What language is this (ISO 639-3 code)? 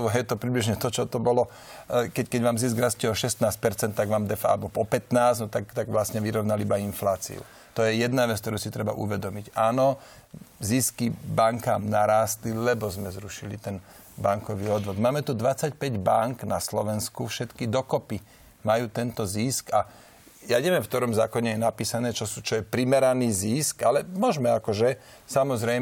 slk